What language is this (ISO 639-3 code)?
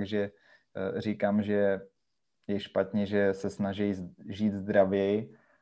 ces